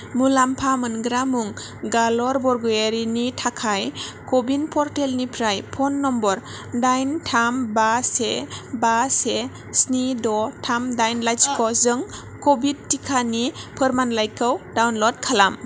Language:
Bodo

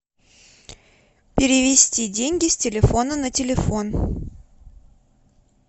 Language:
Russian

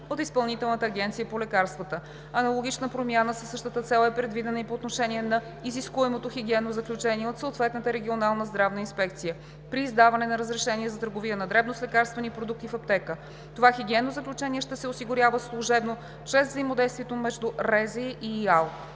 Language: Bulgarian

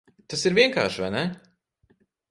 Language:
Latvian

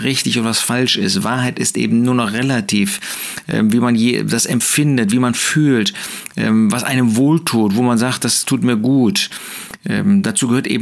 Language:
German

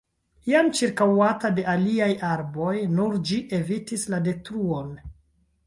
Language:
Esperanto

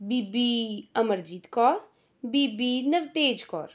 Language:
Punjabi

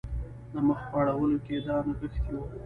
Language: Pashto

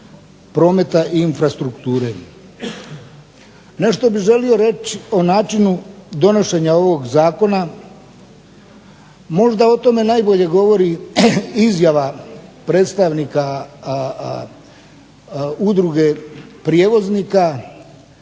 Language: Croatian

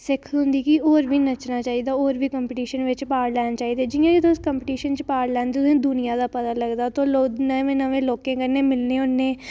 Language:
Dogri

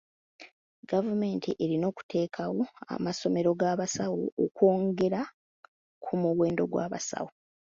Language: Ganda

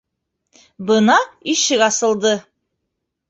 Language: Bashkir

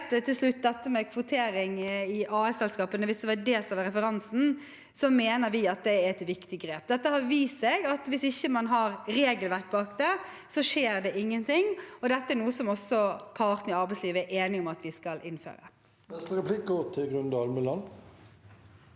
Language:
Norwegian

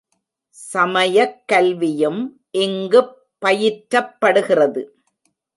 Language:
Tamil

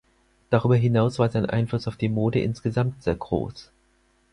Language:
German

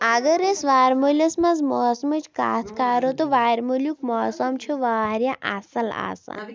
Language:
Kashmiri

